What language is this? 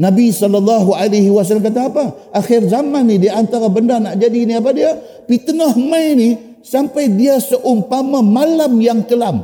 Malay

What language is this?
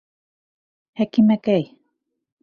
Bashkir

